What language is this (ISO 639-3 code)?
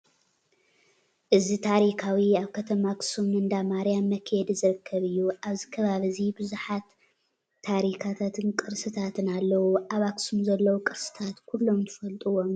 tir